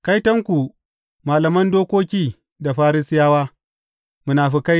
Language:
Hausa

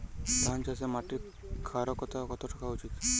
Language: Bangla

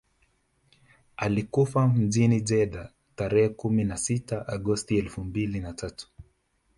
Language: Swahili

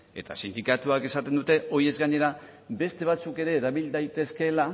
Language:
Basque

